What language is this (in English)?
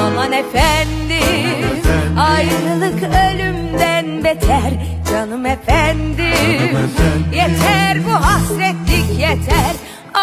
Turkish